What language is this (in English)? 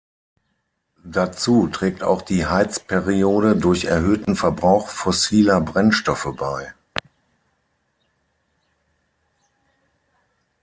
German